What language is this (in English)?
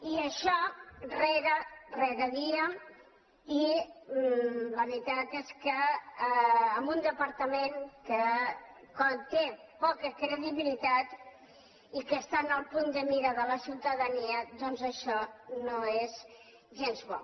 Catalan